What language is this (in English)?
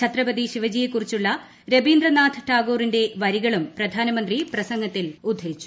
Malayalam